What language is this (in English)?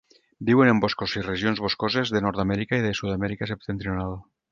Catalan